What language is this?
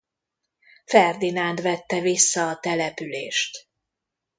Hungarian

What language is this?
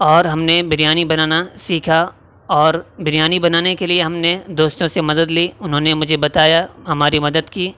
Urdu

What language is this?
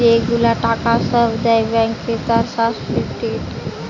Bangla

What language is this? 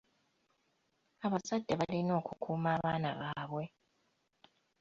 Ganda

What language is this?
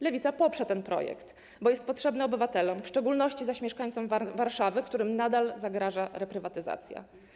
Polish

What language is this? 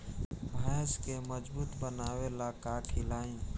Bhojpuri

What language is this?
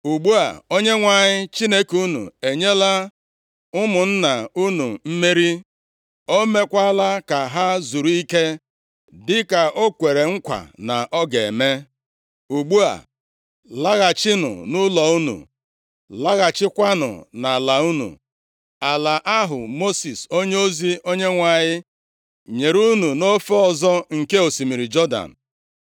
Igbo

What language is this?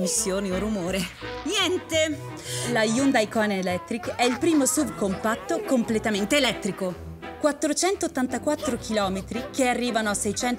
Italian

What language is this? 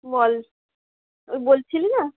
Bangla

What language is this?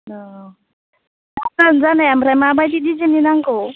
Bodo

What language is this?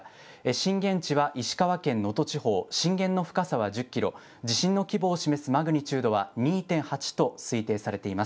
Japanese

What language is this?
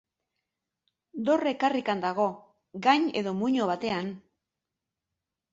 Basque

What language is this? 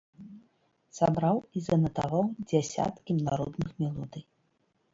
Belarusian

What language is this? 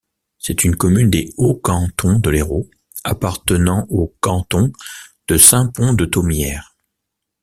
French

